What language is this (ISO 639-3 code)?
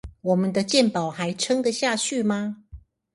zho